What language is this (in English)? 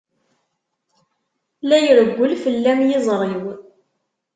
Kabyle